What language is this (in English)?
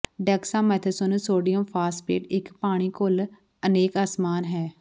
Punjabi